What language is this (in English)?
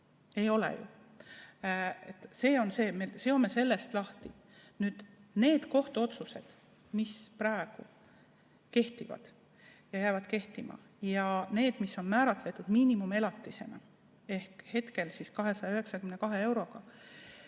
Estonian